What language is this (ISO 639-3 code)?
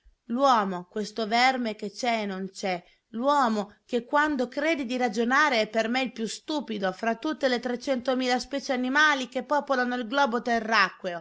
ita